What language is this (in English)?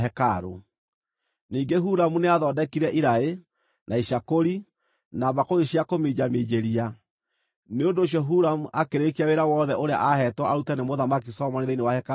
Kikuyu